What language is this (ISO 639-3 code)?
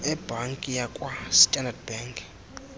xho